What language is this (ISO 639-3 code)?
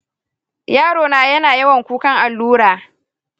hau